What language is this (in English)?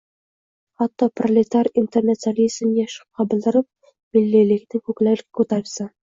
Uzbek